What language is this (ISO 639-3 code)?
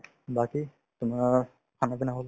asm